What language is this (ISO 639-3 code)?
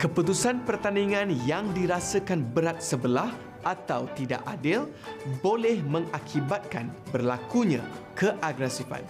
msa